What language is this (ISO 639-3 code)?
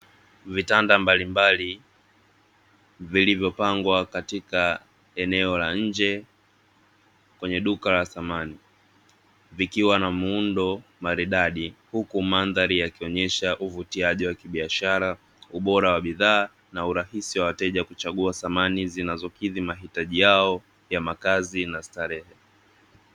swa